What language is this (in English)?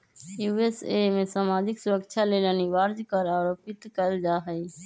Magahi